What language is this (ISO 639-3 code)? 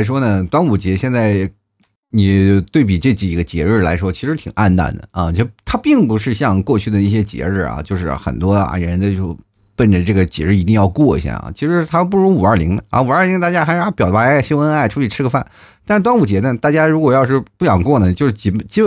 zho